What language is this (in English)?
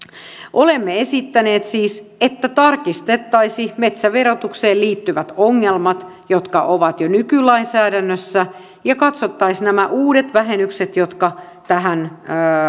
Finnish